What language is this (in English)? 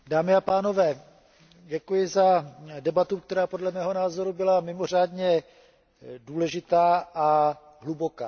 Czech